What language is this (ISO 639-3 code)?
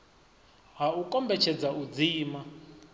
ven